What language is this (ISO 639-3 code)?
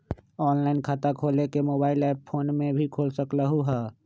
mag